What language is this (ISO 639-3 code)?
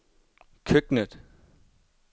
dan